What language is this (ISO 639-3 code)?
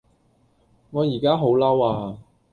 yue